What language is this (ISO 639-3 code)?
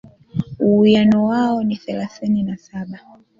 swa